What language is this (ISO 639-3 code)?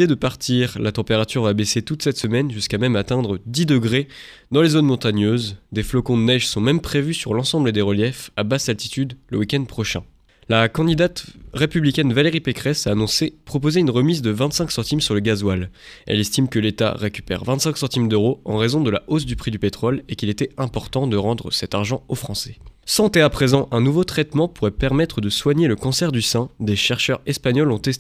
fra